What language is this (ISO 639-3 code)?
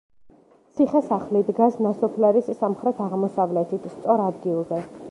kat